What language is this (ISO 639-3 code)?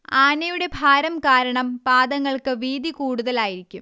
mal